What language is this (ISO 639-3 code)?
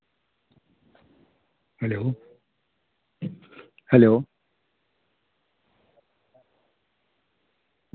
doi